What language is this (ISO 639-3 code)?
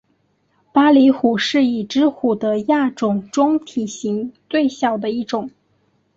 zho